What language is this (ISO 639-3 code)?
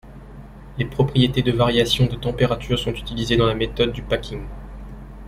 fra